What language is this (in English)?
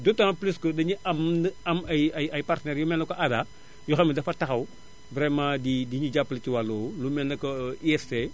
Wolof